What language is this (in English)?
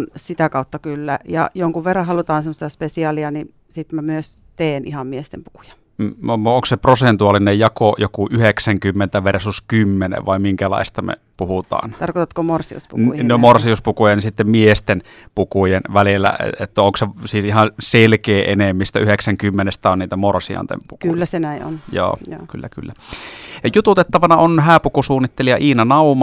Finnish